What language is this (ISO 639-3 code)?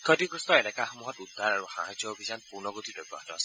asm